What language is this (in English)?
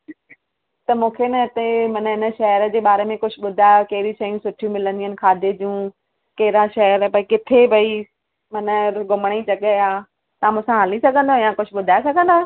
Sindhi